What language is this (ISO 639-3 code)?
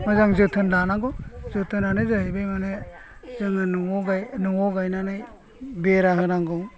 brx